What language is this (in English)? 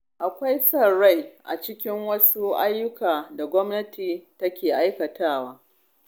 Hausa